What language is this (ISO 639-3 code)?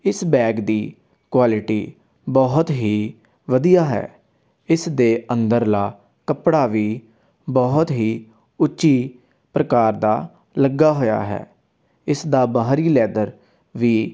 pan